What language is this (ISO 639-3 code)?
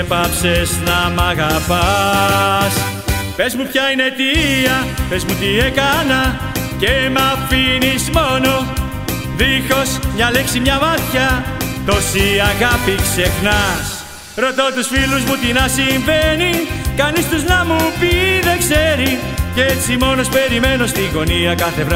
ell